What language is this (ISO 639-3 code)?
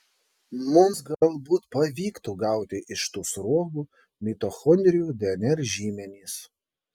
lit